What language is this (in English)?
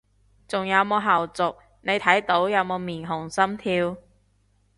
Cantonese